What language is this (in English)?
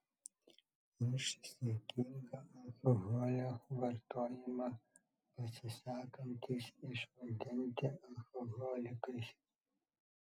Lithuanian